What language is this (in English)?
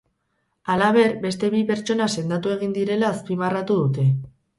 Basque